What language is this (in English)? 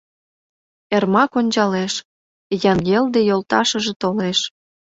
Mari